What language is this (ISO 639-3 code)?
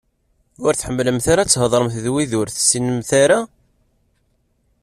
kab